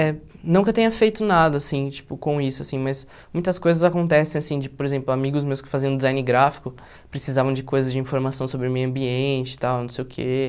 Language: Portuguese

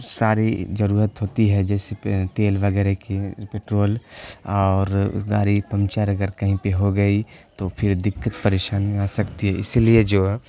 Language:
Urdu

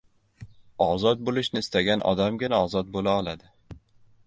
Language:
Uzbek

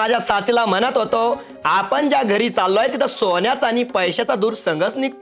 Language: Marathi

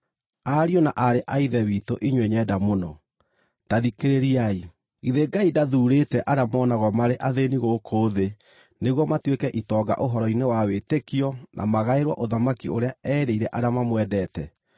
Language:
Kikuyu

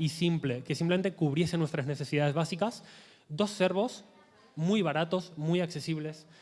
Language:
Spanish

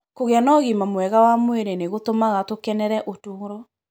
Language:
Kikuyu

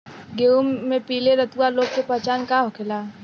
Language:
Bhojpuri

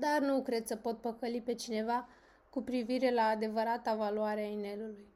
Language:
Romanian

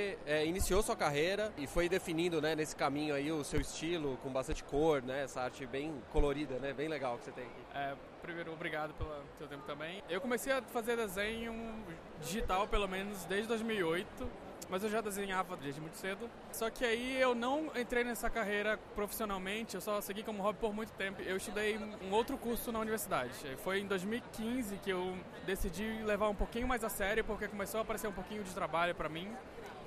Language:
Portuguese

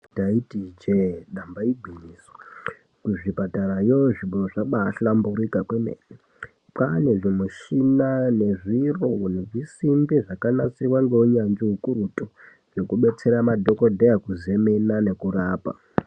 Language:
Ndau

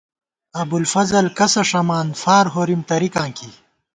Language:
Gawar-Bati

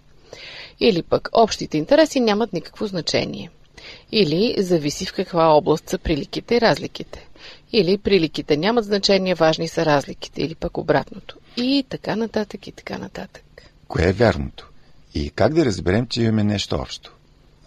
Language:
Bulgarian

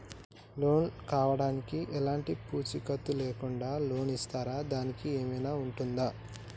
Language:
Telugu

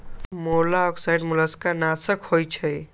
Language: Magahi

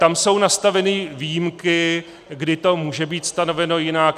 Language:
Czech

